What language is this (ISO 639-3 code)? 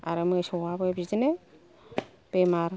brx